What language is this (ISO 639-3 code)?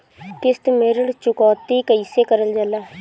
bho